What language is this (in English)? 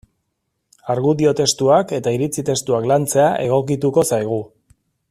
Basque